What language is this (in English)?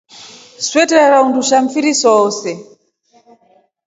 Rombo